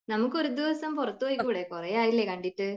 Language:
Malayalam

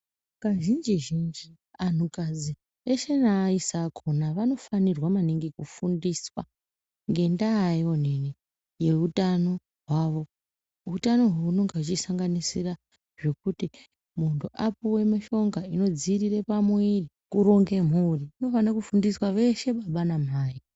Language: Ndau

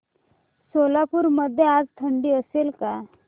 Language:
Marathi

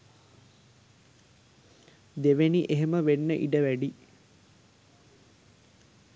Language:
Sinhala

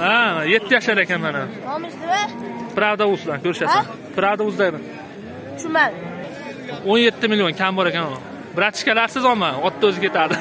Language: Turkish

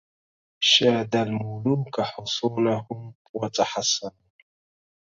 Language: Arabic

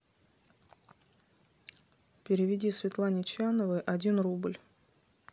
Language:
Russian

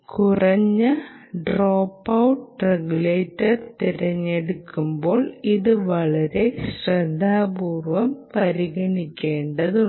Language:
Malayalam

